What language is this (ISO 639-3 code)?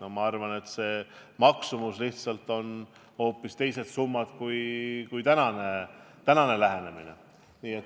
est